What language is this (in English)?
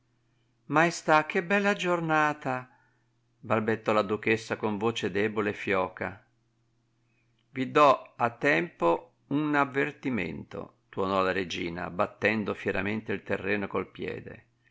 Italian